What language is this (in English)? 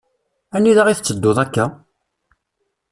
Kabyle